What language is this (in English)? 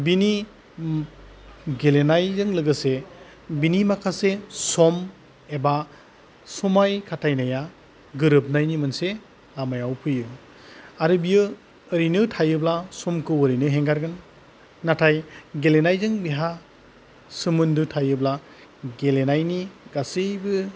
Bodo